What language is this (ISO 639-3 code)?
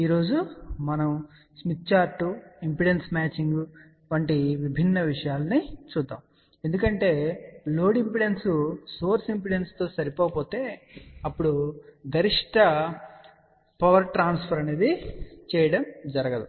tel